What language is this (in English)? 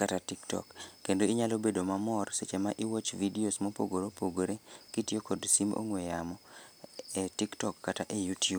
Luo (Kenya and Tanzania)